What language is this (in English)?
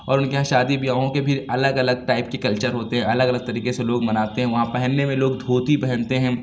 Urdu